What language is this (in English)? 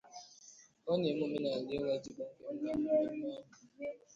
Igbo